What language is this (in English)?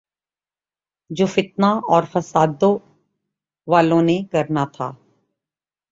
Urdu